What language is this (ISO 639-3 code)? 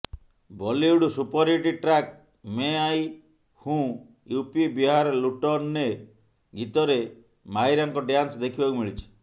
ori